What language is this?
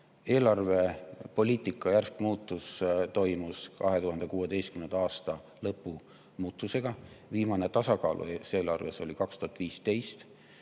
Estonian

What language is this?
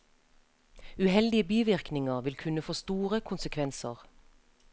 Norwegian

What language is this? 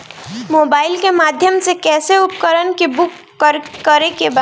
Bhojpuri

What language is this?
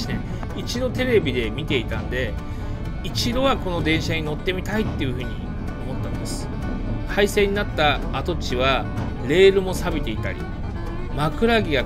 Japanese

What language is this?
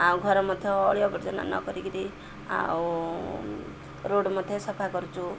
Odia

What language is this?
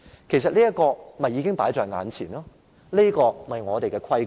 Cantonese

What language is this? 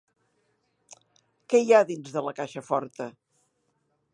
Catalan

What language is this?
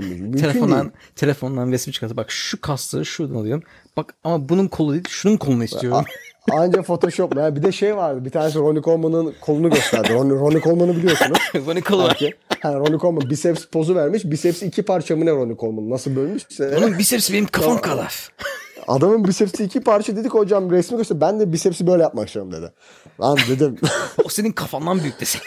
Turkish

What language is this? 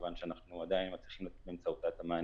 Hebrew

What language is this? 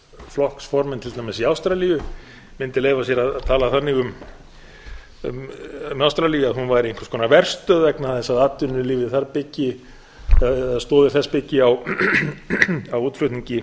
Icelandic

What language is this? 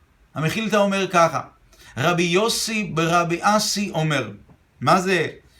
Hebrew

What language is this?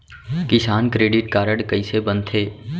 Chhattisgarhi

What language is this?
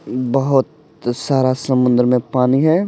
Hindi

